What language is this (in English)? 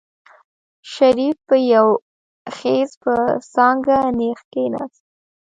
Pashto